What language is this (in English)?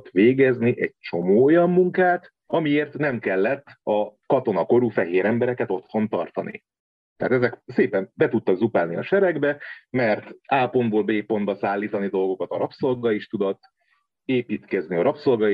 Hungarian